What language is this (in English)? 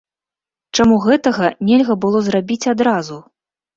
Belarusian